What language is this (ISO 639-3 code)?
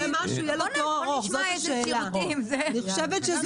heb